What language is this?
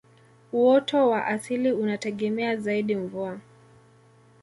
Swahili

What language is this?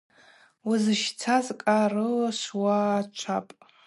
Abaza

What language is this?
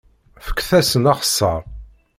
Kabyle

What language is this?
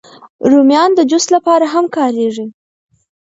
Pashto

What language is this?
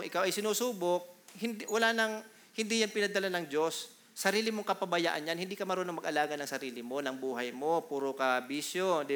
Filipino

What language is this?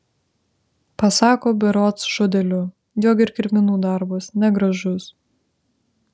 Lithuanian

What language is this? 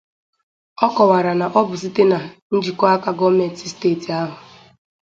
Igbo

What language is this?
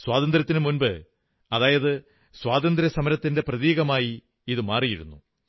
Malayalam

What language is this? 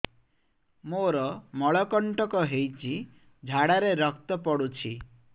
Odia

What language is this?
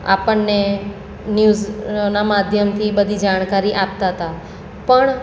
Gujarati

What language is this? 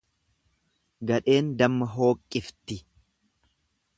Oromo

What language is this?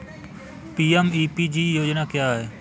Hindi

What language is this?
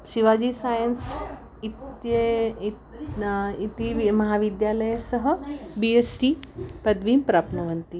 Sanskrit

